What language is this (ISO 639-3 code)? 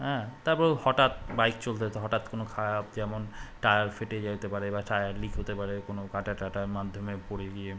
ben